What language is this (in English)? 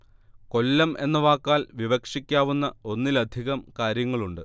Malayalam